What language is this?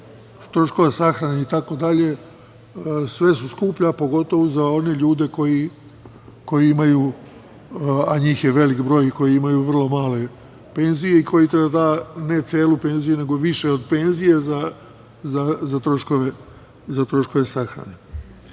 Serbian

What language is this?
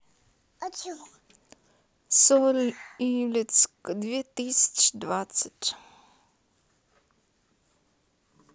Russian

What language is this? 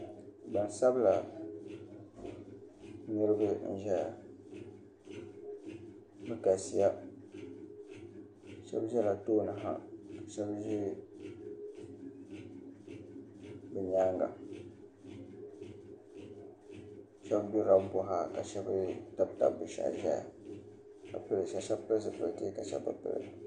Dagbani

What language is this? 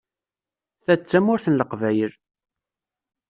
Kabyle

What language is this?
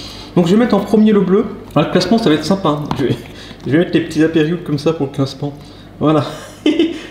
French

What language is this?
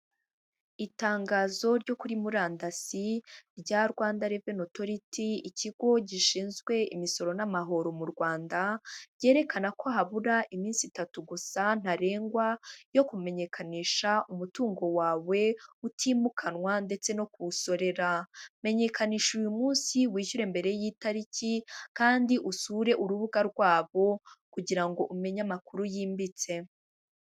Kinyarwanda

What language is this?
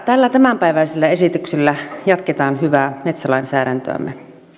Finnish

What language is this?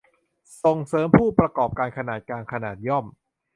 Thai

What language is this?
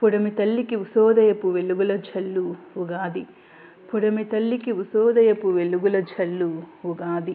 Telugu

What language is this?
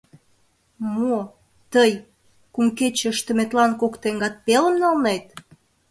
Mari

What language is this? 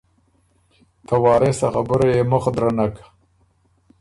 Ormuri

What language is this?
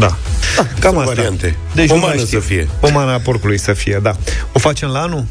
Romanian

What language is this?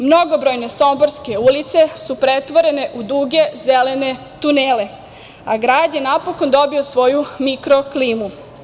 Serbian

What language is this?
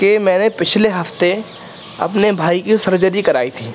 Urdu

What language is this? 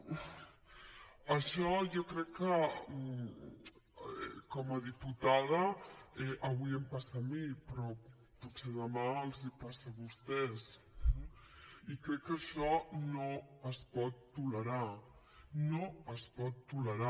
Catalan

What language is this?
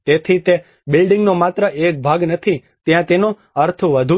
Gujarati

